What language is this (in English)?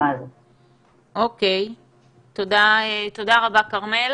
Hebrew